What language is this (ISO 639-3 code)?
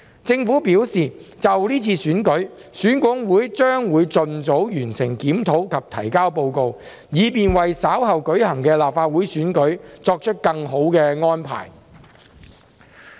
yue